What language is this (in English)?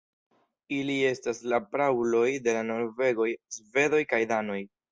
Esperanto